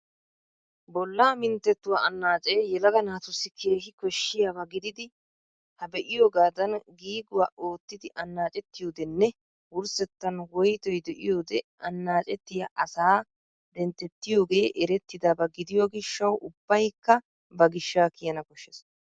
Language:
Wolaytta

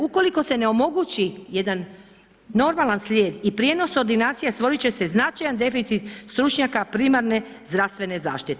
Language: Croatian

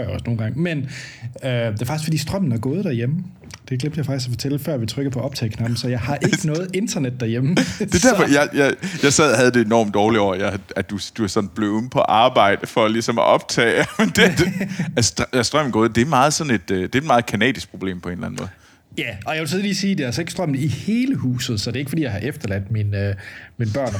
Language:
Danish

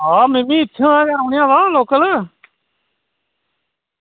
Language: Dogri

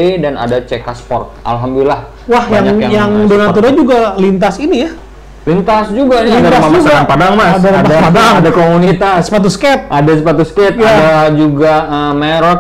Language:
Indonesian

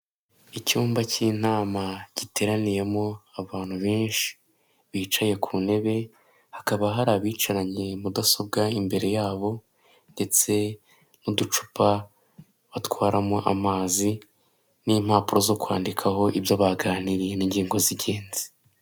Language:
Kinyarwanda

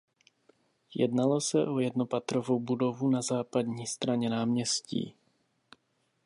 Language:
Czech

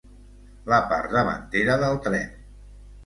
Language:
Catalan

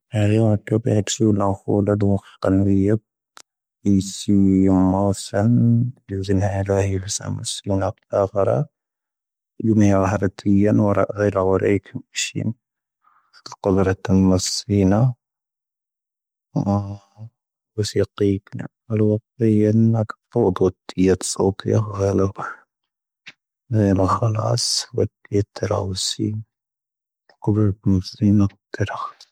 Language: Tahaggart Tamahaq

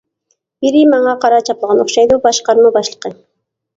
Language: Uyghur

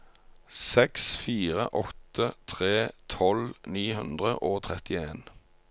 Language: Norwegian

